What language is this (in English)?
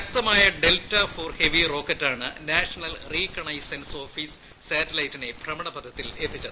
Malayalam